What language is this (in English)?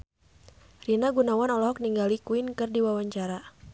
Sundanese